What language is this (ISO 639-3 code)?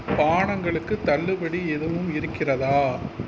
tam